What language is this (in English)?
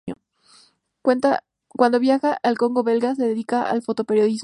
Spanish